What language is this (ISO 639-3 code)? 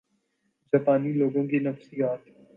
urd